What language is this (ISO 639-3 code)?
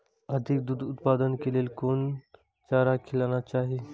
mai